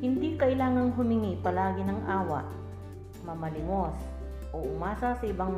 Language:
Filipino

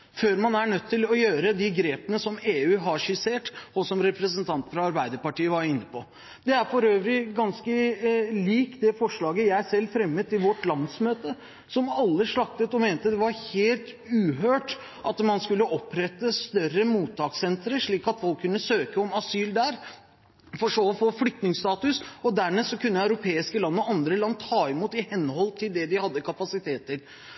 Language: Norwegian Bokmål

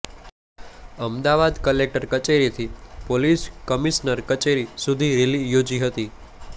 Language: Gujarati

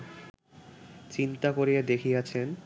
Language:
Bangla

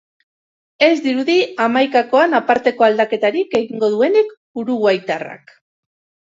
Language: Basque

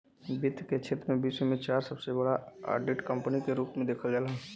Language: Bhojpuri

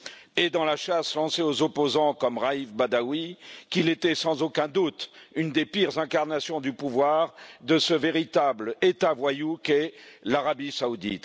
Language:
French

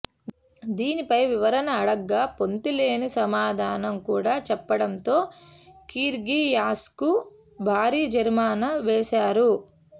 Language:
Telugu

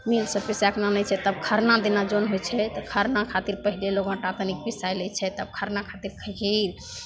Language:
Maithili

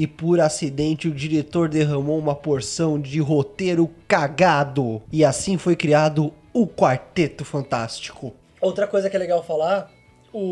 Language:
Portuguese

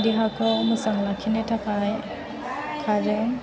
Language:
Bodo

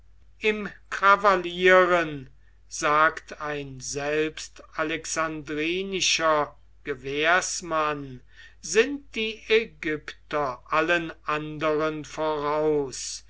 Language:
German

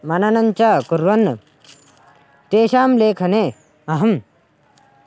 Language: Sanskrit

